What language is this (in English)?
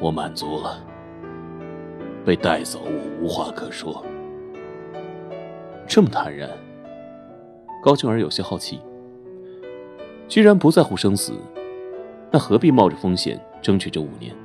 Chinese